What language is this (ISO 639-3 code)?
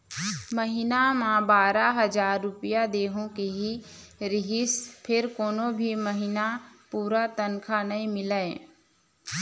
hne